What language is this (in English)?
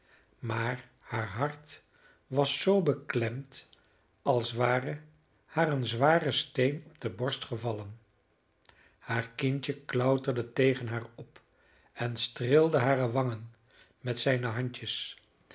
Dutch